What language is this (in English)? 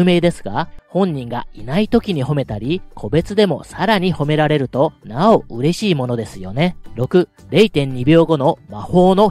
Japanese